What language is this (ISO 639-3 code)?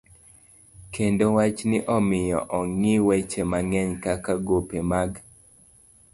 luo